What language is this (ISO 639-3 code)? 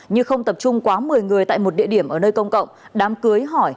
vie